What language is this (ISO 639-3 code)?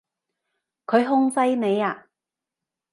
yue